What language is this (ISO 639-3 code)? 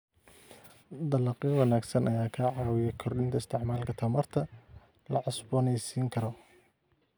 som